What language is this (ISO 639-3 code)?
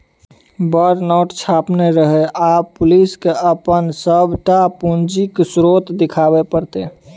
mai